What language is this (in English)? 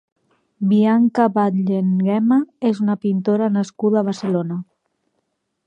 Catalan